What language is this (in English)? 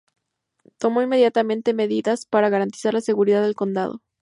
Spanish